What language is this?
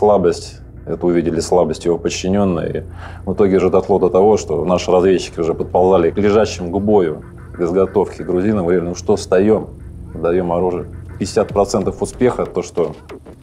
Russian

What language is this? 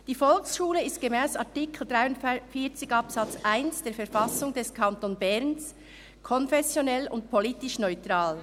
Swiss German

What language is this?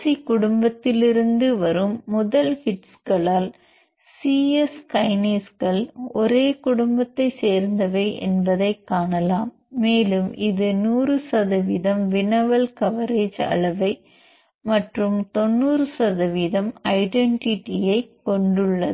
Tamil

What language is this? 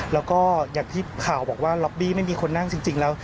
Thai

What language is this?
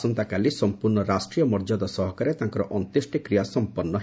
Odia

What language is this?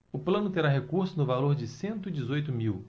Portuguese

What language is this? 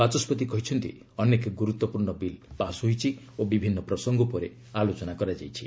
Odia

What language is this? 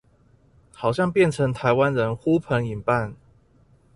Chinese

